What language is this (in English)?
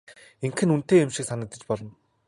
Mongolian